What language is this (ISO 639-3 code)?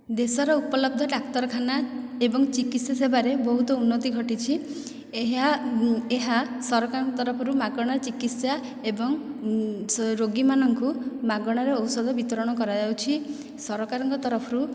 ori